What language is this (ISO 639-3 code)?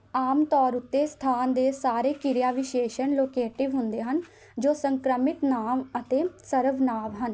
pan